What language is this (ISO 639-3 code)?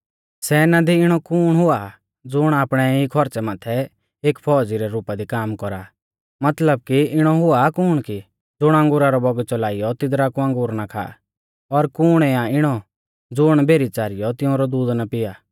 bfz